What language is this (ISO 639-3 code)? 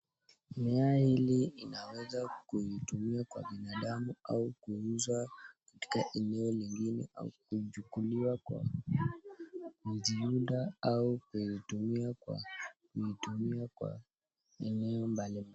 swa